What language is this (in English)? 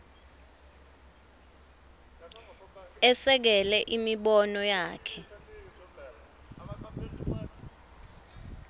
Swati